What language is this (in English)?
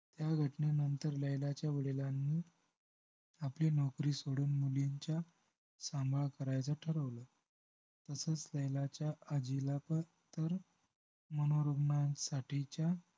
Marathi